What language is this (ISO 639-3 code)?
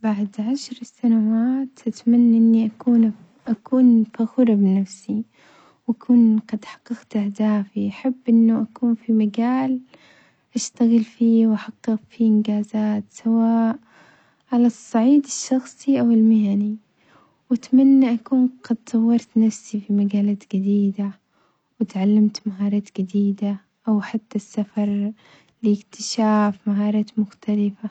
acx